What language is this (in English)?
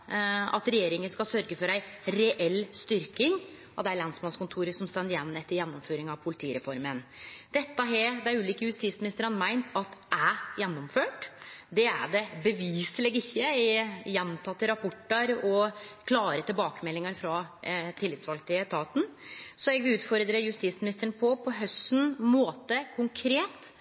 Norwegian Nynorsk